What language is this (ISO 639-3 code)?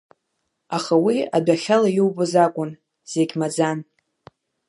abk